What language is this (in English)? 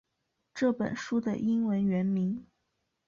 Chinese